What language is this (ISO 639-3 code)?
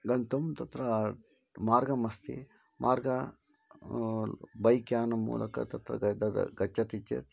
san